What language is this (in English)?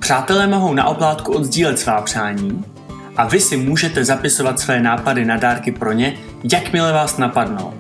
Czech